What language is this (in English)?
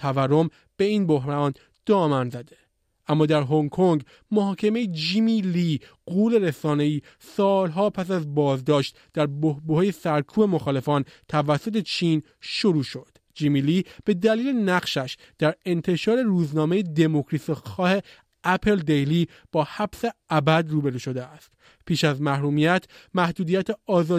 Persian